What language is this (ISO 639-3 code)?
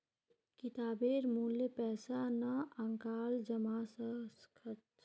mag